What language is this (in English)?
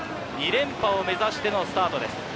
Japanese